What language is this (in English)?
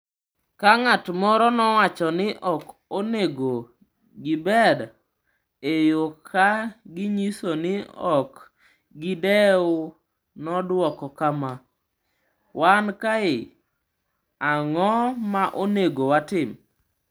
Luo (Kenya and Tanzania)